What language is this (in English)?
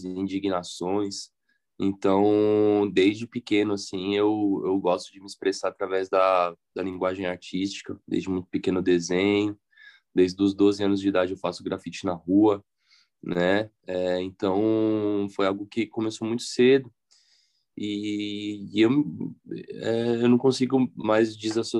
Portuguese